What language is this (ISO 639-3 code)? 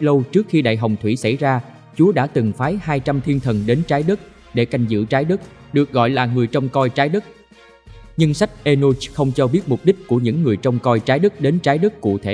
vie